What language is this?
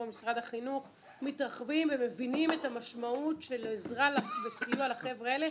Hebrew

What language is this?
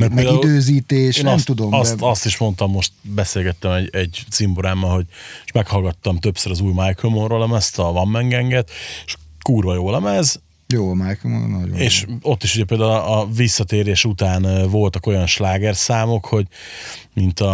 Hungarian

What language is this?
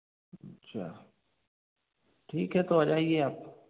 Hindi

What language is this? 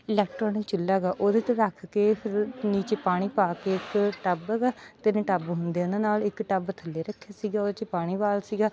Punjabi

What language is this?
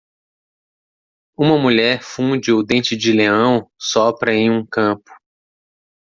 Portuguese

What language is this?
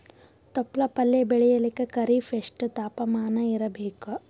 Kannada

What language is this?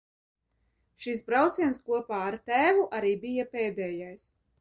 Latvian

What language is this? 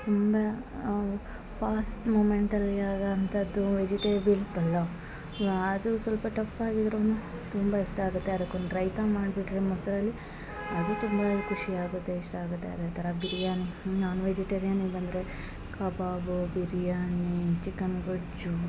Kannada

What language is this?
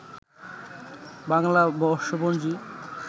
Bangla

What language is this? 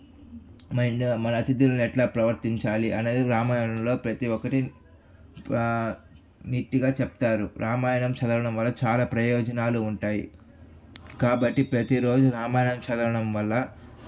Telugu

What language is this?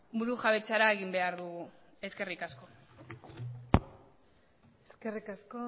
Basque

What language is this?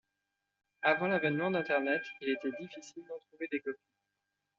French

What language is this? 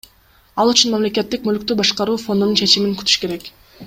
Kyrgyz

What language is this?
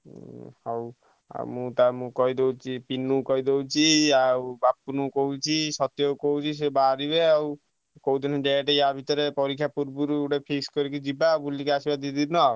Odia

